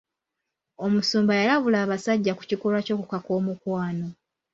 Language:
Ganda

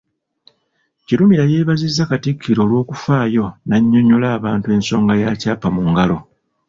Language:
Ganda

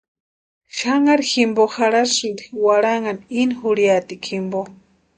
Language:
Western Highland Purepecha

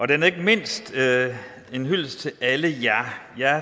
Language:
Danish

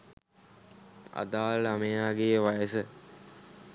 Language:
Sinhala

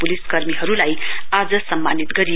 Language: Nepali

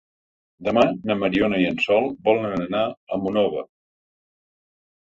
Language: Catalan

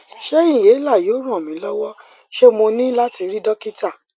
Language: Yoruba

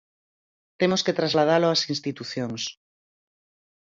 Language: Galician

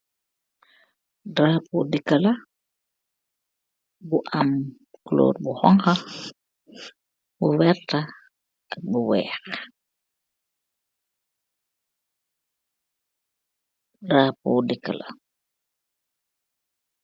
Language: Wolof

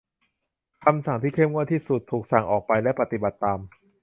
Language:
Thai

